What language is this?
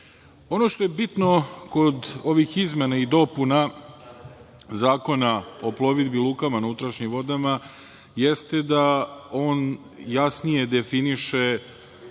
Serbian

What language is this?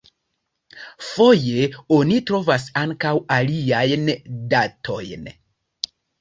Esperanto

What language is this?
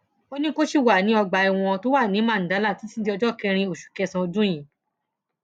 Yoruba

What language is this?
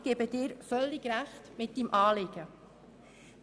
Swiss German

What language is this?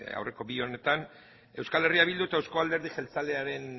Basque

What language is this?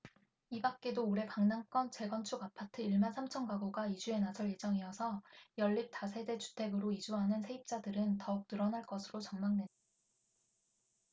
Korean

